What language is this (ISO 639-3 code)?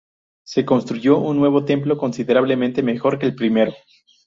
spa